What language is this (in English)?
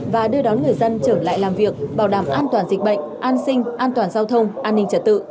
Vietnamese